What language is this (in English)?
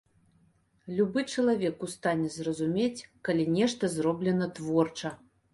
Belarusian